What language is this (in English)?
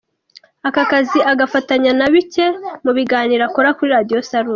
Kinyarwanda